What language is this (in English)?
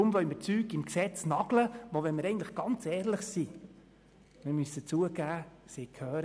Swiss German